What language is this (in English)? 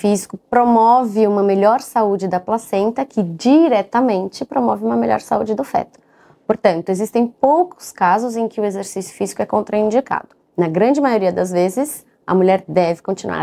Portuguese